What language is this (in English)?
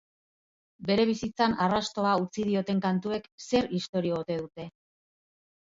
Basque